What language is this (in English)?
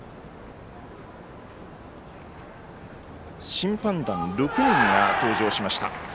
Japanese